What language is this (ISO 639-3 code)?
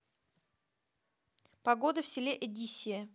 rus